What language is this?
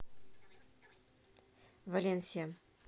Russian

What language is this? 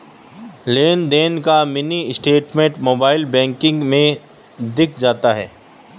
Hindi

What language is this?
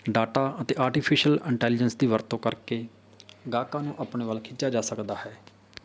Punjabi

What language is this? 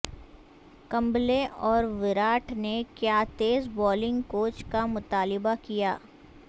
Urdu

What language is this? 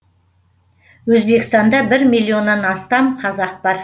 Kazakh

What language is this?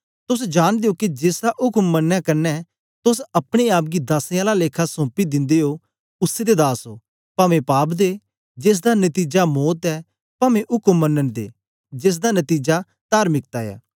Dogri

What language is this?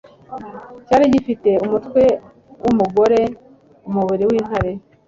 Kinyarwanda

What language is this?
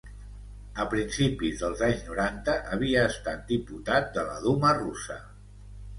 Catalan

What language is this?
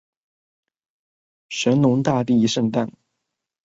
Chinese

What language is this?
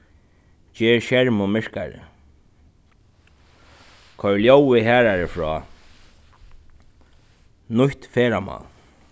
Faroese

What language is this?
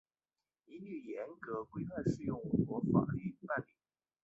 Chinese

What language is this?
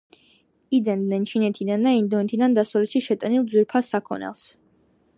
Georgian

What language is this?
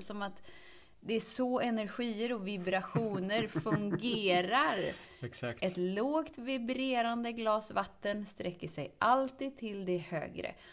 Swedish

